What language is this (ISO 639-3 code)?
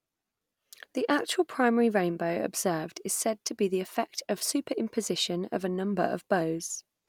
eng